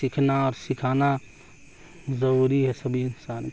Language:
Urdu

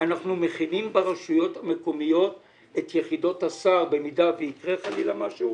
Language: Hebrew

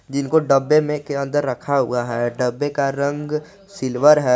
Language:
Hindi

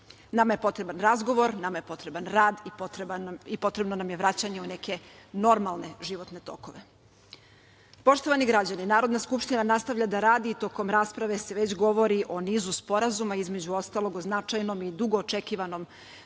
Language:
Serbian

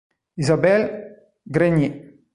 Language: Italian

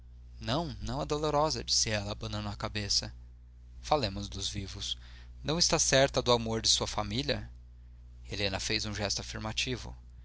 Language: Portuguese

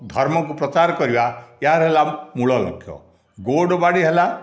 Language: Odia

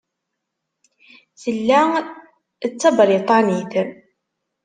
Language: Kabyle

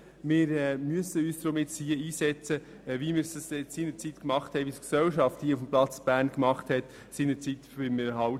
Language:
Swiss German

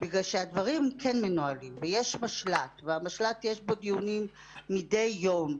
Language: Hebrew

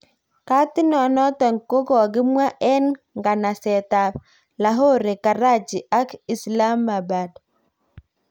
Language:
Kalenjin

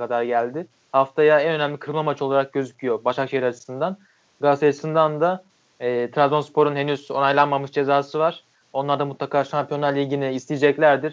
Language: Turkish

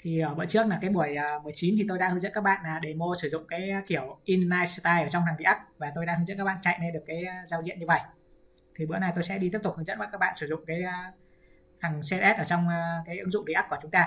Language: Vietnamese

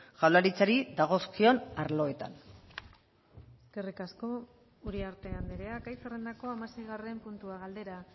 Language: Basque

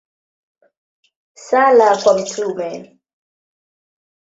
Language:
Swahili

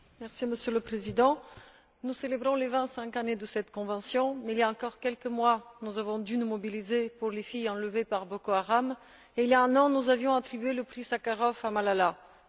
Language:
French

